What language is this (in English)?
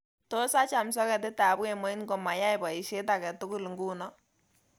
Kalenjin